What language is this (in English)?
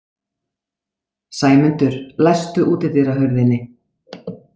Icelandic